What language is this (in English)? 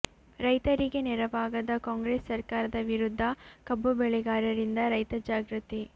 Kannada